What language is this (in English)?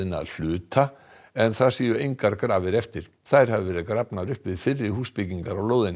Icelandic